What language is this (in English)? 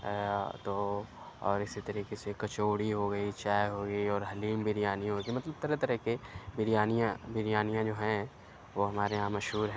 Urdu